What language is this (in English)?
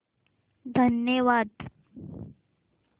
Marathi